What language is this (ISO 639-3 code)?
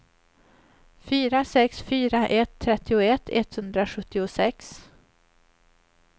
swe